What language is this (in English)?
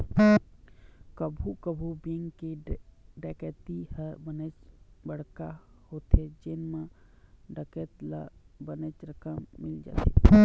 Chhattisgarhi